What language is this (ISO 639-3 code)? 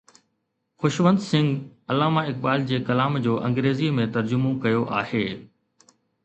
snd